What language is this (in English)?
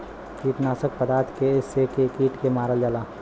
Bhojpuri